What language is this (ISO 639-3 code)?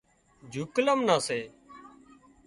kxp